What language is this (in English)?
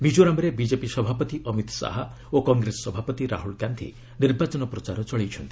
Odia